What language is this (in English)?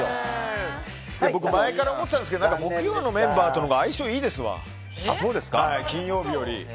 Japanese